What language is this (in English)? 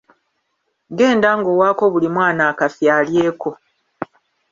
Ganda